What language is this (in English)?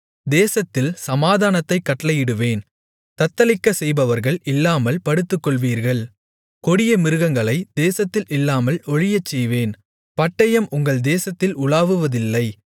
Tamil